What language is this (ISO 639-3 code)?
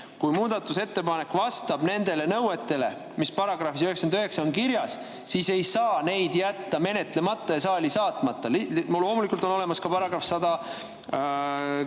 est